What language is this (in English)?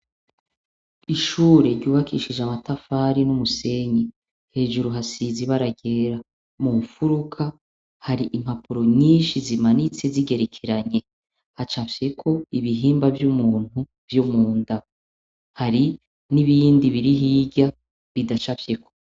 Rundi